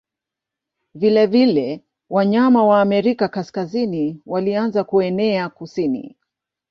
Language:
Swahili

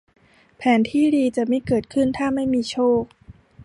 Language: Thai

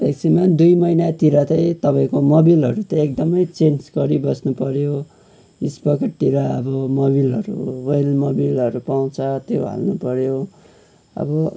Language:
Nepali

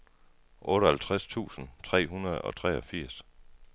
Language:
Danish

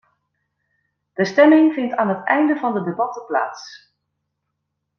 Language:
Dutch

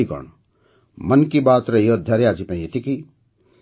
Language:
Odia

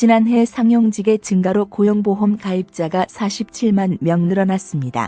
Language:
Korean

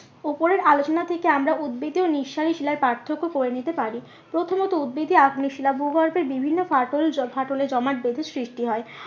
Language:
Bangla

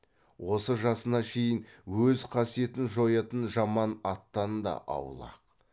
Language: Kazakh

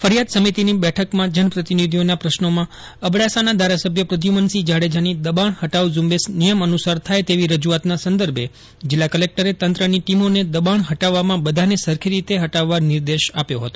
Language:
Gujarati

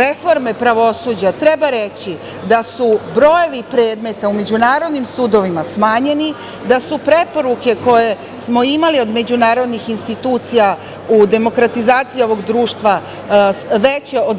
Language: Serbian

